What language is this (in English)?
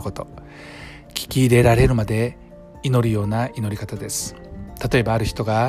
Japanese